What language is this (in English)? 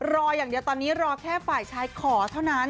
Thai